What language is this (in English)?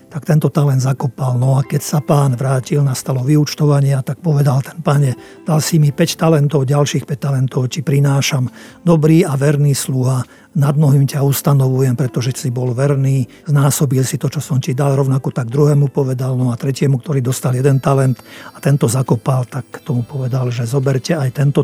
Slovak